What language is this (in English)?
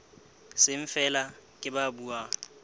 Southern Sotho